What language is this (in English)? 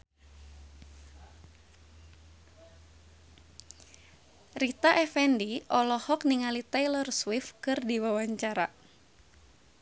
Sundanese